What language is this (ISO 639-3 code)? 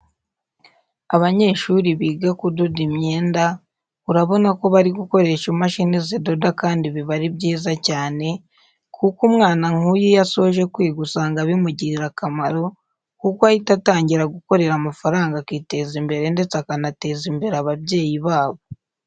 kin